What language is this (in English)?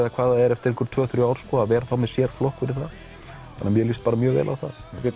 Icelandic